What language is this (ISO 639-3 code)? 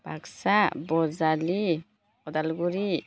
brx